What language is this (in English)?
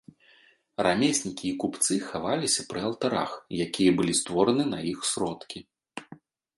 Belarusian